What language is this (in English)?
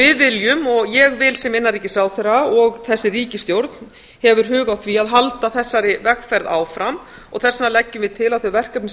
Icelandic